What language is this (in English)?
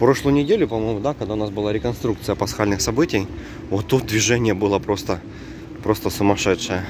Russian